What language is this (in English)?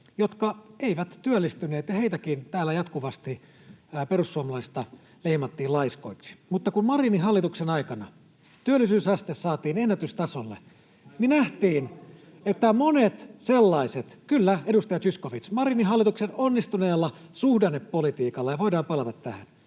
Finnish